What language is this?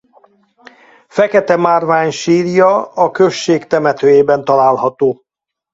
Hungarian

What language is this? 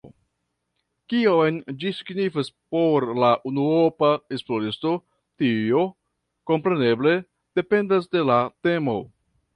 Esperanto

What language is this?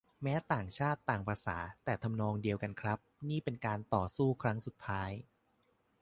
Thai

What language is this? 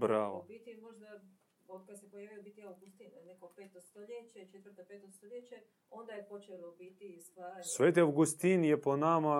Croatian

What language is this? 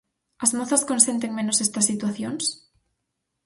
Galician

